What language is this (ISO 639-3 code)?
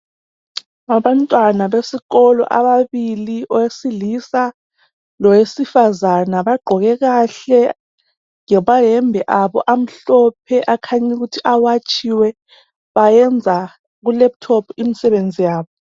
nde